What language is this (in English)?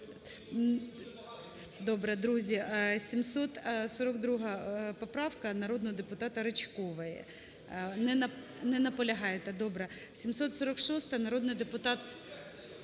Ukrainian